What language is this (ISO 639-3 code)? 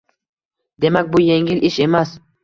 uzb